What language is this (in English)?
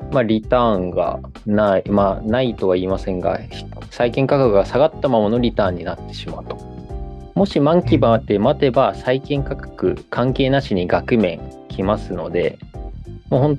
Japanese